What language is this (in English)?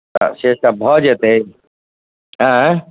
Maithili